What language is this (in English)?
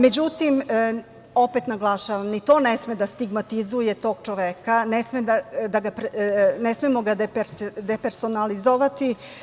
Serbian